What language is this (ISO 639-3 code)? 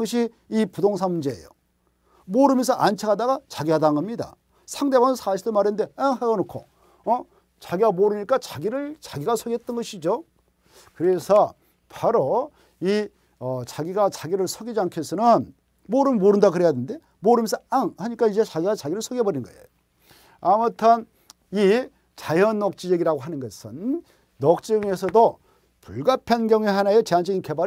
kor